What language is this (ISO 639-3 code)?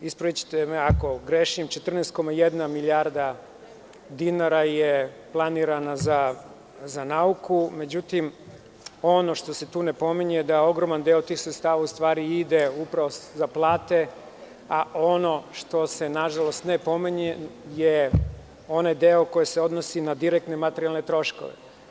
srp